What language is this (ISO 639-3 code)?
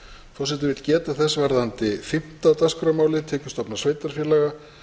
isl